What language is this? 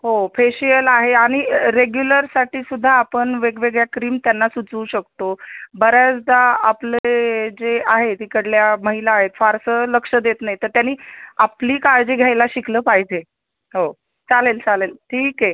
Marathi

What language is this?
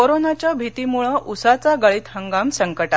Marathi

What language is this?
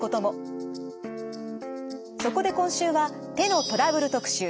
Japanese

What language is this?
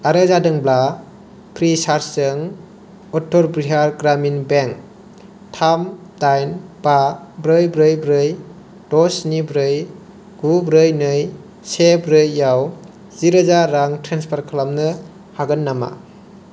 Bodo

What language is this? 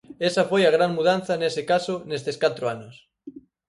Galician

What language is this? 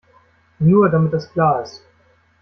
German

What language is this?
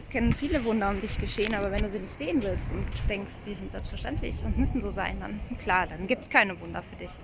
German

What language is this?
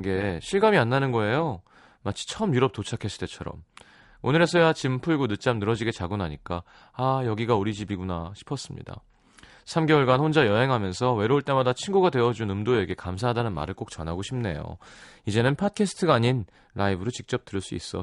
Korean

